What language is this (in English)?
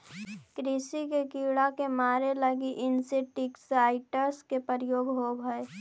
Magahi